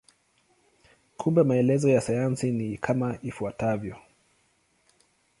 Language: Swahili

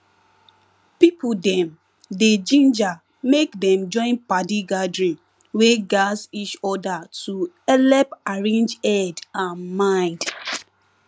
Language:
Nigerian Pidgin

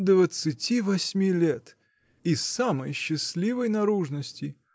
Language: Russian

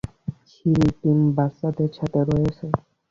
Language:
Bangla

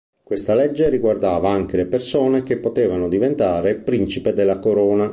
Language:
Italian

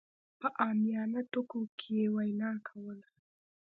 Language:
Pashto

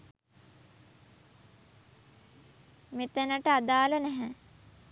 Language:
Sinhala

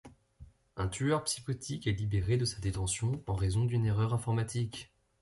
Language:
French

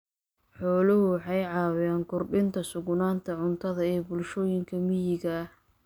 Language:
Somali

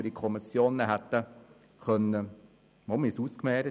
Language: Swiss German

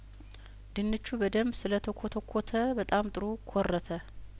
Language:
Amharic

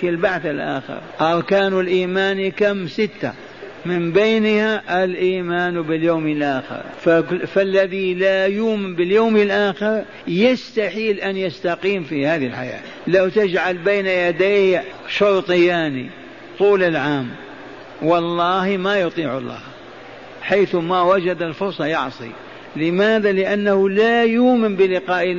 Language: Arabic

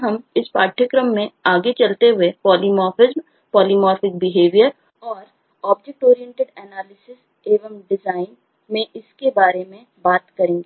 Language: Hindi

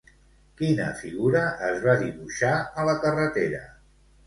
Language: Catalan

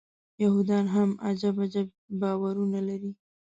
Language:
Pashto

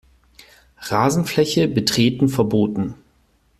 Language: German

